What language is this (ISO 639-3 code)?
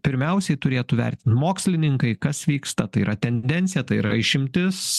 lit